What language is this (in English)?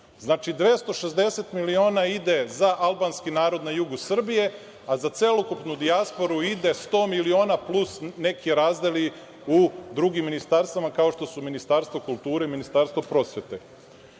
Serbian